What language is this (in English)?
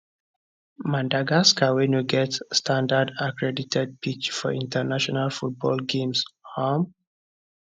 Nigerian Pidgin